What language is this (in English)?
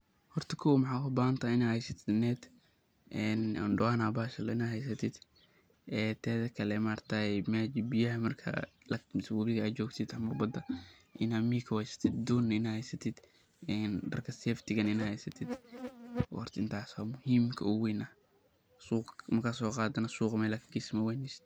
Somali